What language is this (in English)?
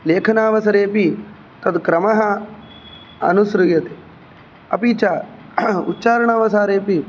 Sanskrit